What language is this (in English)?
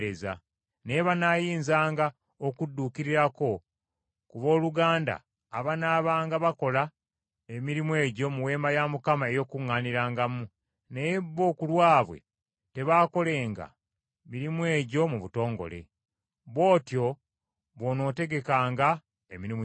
Ganda